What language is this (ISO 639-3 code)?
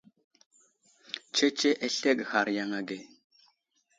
udl